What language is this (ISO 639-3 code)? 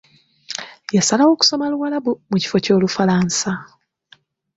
lug